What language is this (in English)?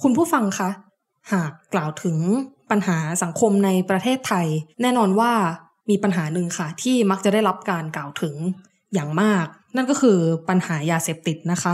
Thai